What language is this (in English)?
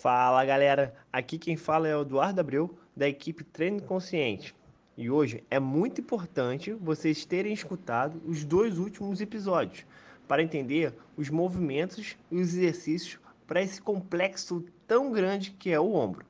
Portuguese